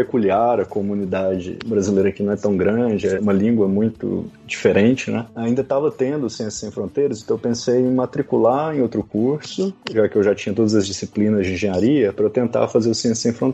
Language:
Portuguese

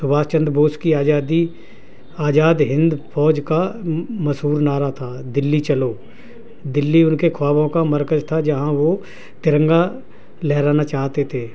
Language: Urdu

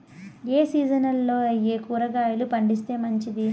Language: Telugu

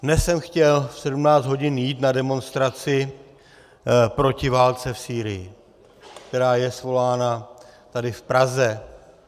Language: Czech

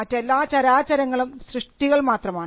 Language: Malayalam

